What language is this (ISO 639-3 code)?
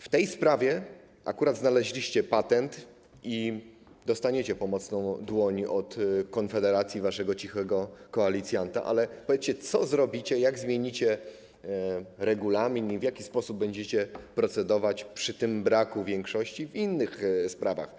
pol